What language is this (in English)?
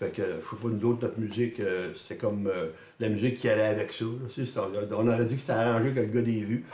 French